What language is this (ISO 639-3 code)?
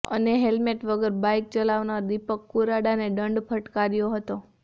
guj